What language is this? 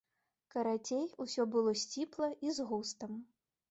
Belarusian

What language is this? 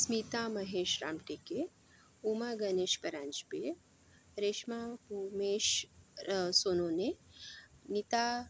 Marathi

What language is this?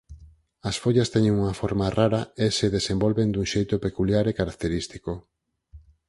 Galician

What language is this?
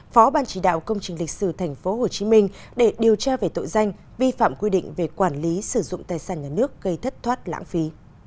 Vietnamese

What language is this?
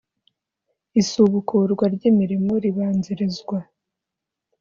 Kinyarwanda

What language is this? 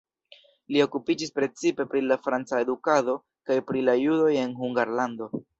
Esperanto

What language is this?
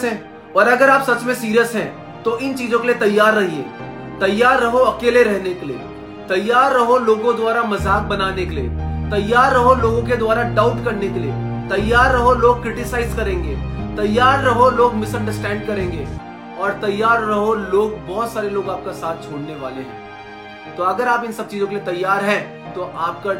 Hindi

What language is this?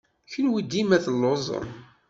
Kabyle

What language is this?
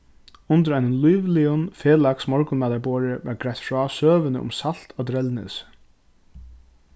Faroese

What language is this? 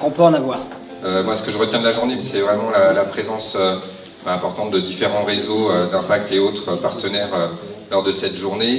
French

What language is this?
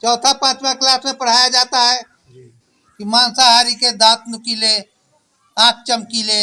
Hindi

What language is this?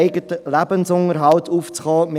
Swiss German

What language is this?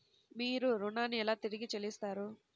Telugu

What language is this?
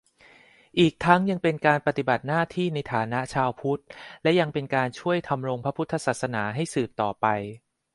Thai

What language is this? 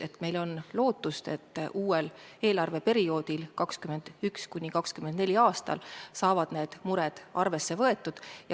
Estonian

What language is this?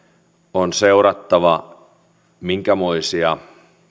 Finnish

